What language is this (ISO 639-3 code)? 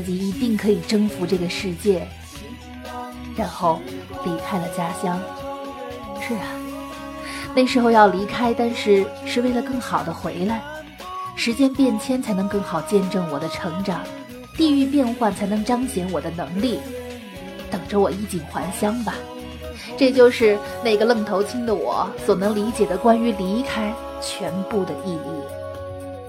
zho